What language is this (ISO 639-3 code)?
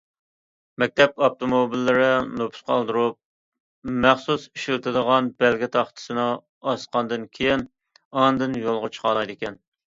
uig